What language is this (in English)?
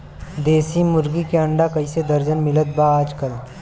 Bhojpuri